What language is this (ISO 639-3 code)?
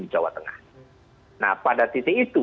ind